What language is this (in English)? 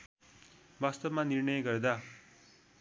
Nepali